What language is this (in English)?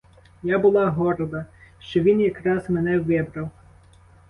Ukrainian